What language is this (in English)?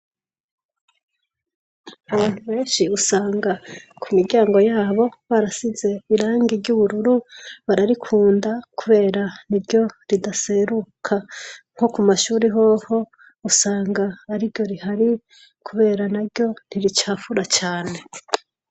Rundi